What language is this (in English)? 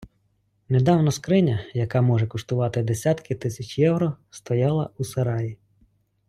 Ukrainian